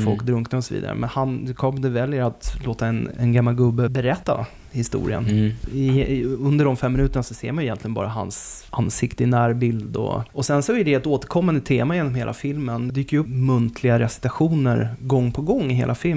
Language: Swedish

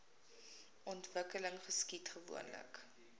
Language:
Afrikaans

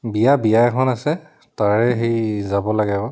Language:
Assamese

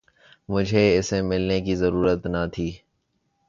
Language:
Urdu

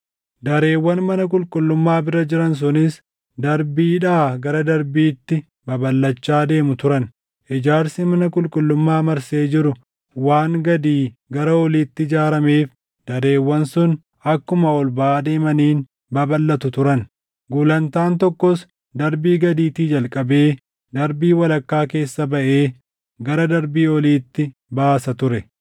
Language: Oromo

